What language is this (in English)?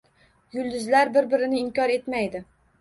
Uzbek